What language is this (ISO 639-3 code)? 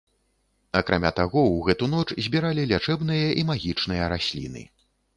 bel